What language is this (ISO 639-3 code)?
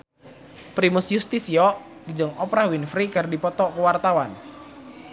sun